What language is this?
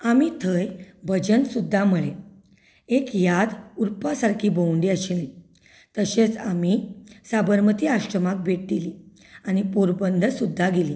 Konkani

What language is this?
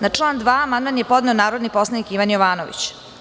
Serbian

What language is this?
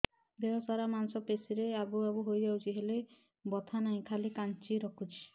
Odia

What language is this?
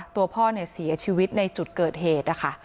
Thai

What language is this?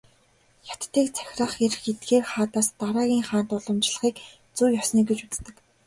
Mongolian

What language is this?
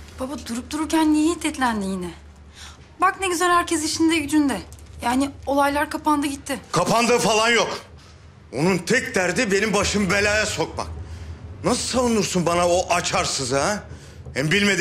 Turkish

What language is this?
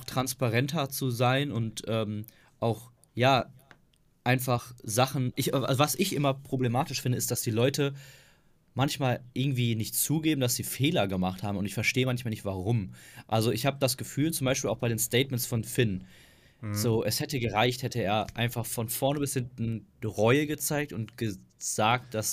German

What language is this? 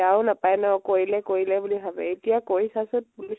Assamese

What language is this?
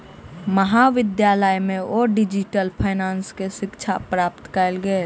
Maithili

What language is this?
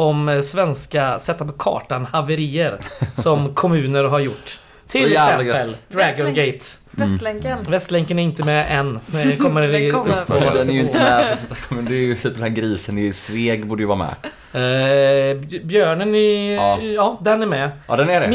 Swedish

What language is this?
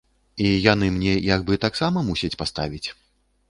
Belarusian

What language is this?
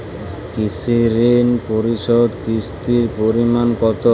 Bangla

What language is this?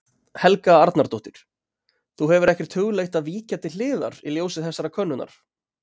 Icelandic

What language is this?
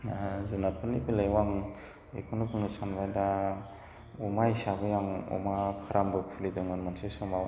Bodo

